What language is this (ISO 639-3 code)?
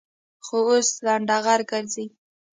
pus